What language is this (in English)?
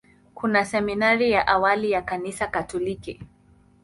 Swahili